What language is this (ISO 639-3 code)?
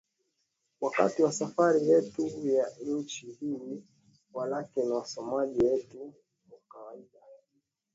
swa